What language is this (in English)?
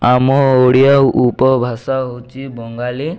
Odia